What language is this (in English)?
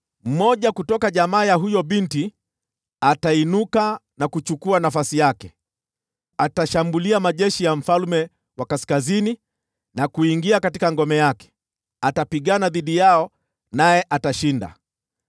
Swahili